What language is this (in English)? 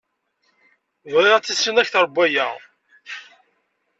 Kabyle